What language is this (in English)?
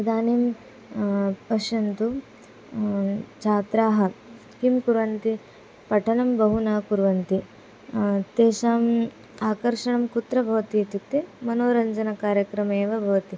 Sanskrit